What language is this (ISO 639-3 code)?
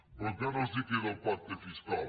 cat